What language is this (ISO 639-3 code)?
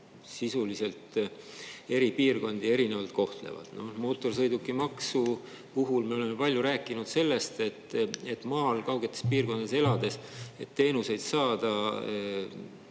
est